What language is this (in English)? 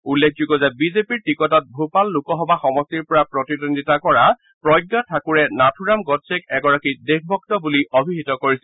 Assamese